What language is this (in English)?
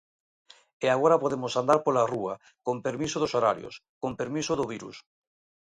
Galician